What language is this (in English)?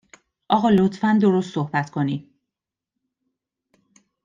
Persian